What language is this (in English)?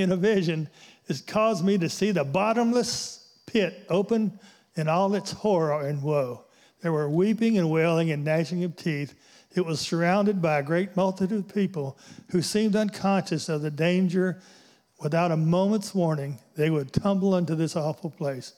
English